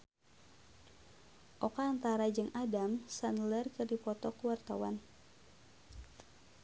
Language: Sundanese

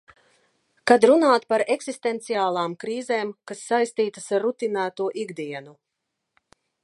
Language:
Latvian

